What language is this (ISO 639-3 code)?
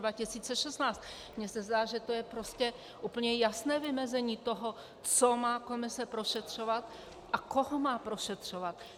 ces